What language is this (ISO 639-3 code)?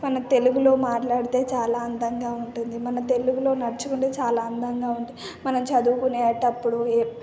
tel